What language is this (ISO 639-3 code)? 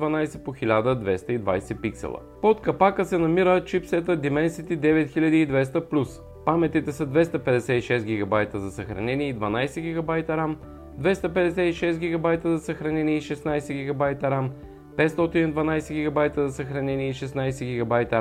bul